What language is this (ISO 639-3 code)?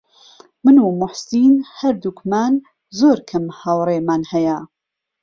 ckb